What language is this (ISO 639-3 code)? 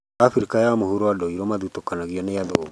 kik